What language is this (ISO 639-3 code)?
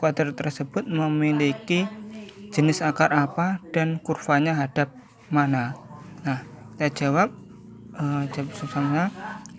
ind